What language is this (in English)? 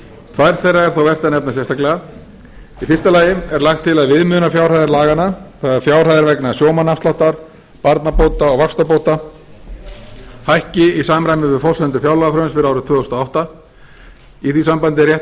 Icelandic